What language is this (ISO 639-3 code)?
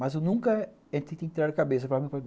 por